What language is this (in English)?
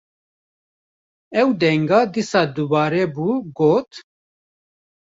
Kurdish